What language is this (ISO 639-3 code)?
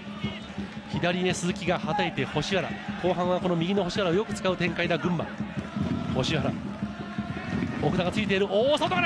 jpn